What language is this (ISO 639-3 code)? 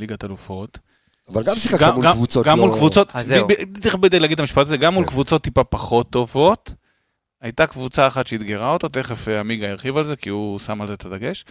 heb